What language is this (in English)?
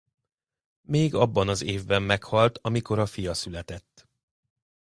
Hungarian